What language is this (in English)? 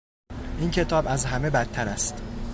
Persian